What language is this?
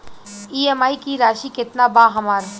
Bhojpuri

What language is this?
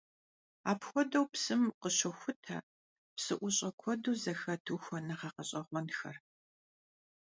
Kabardian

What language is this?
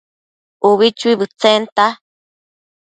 Matsés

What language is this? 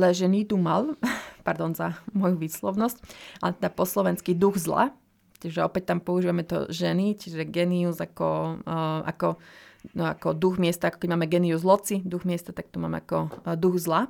Slovak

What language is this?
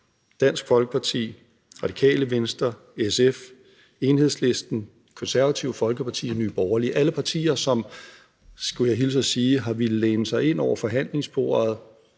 Danish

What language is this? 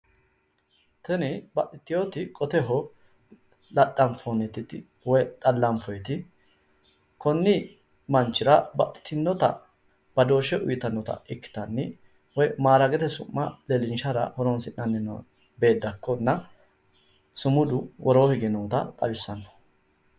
Sidamo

